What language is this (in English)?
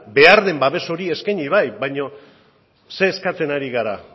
Basque